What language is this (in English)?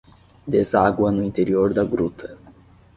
Portuguese